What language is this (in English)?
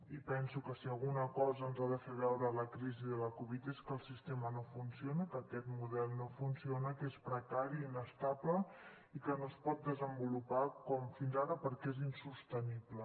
Catalan